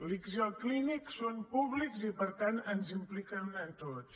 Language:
Catalan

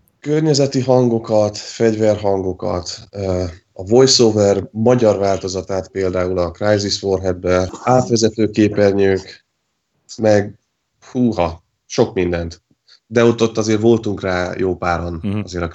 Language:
Hungarian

